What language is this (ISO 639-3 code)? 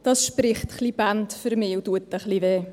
gsw